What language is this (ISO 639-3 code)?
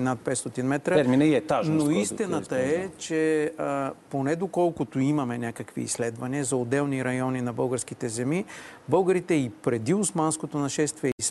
bul